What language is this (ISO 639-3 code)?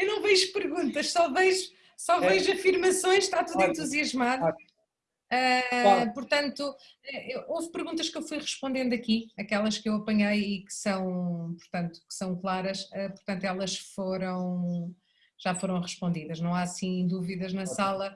por